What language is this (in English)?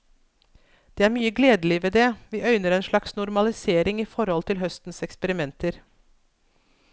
Norwegian